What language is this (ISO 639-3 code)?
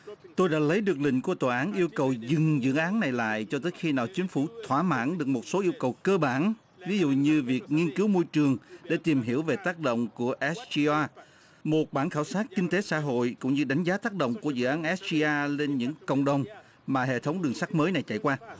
vie